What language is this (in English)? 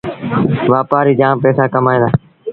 Sindhi Bhil